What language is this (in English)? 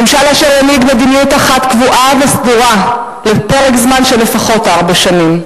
Hebrew